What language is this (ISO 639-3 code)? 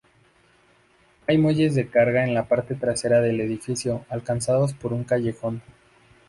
spa